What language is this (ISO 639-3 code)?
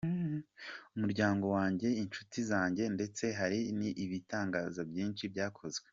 kin